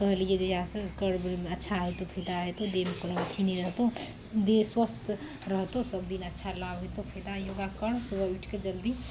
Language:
Maithili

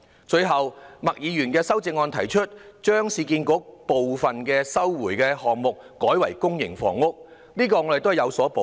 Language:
Cantonese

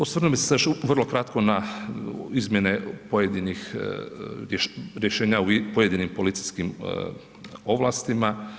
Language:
Croatian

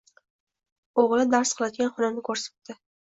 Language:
Uzbek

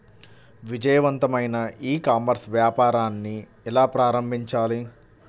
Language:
Telugu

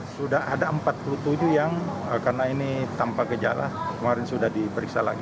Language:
Indonesian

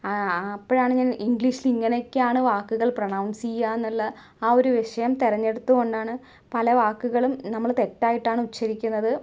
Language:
Malayalam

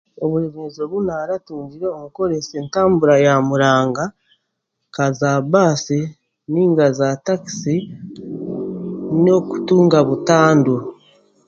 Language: Chiga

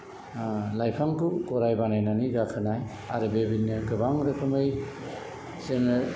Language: Bodo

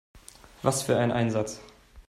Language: German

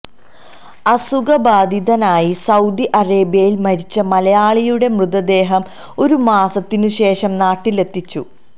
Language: Malayalam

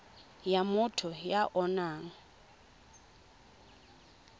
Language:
Tswana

